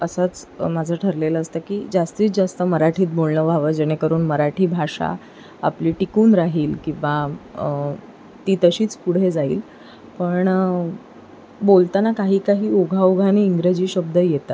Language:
Marathi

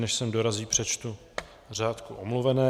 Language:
Czech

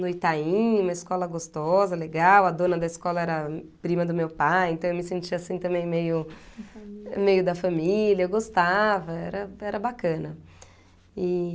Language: Portuguese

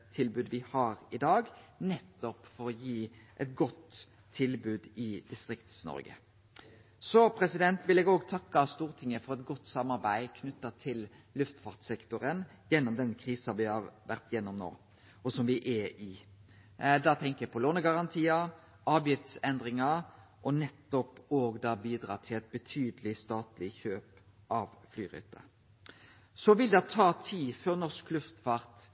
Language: Norwegian Nynorsk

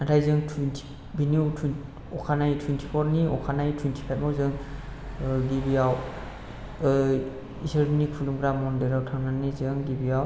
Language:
Bodo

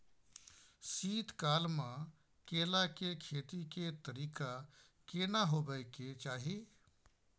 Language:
Maithili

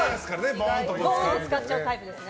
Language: Japanese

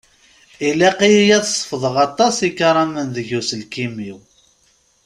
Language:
Kabyle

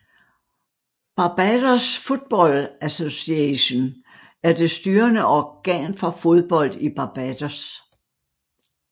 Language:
Danish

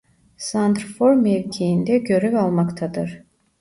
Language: Turkish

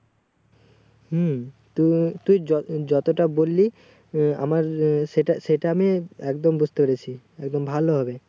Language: Bangla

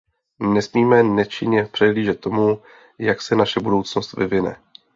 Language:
Czech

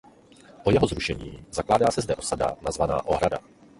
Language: Czech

